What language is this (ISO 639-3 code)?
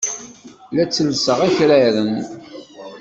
kab